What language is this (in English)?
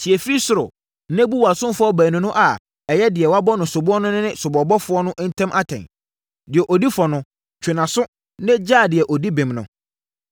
Akan